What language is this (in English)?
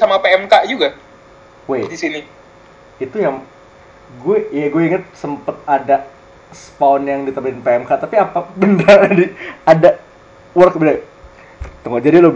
Indonesian